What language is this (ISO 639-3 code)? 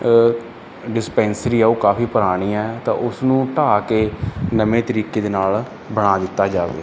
pan